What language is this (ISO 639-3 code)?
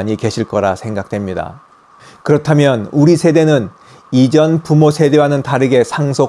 kor